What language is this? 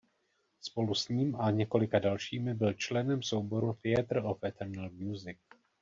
Czech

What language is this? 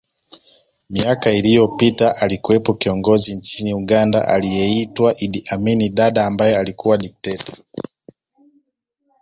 Swahili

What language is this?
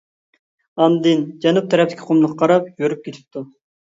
Uyghur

